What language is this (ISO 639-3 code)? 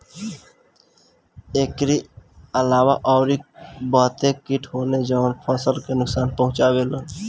bho